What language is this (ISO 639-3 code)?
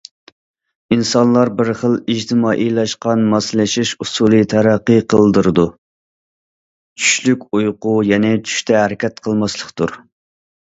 uig